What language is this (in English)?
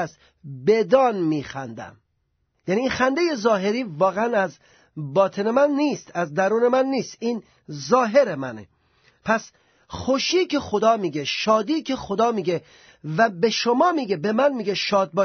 Persian